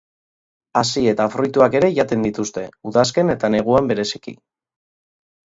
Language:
Basque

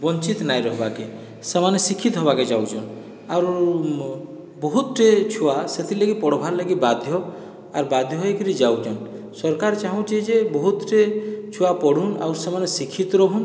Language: Odia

